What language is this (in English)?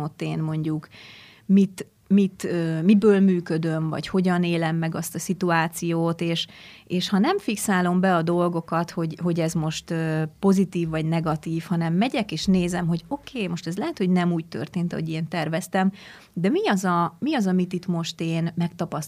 Hungarian